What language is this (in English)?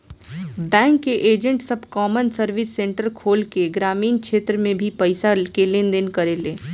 Bhojpuri